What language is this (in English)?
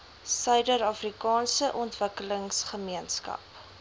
Afrikaans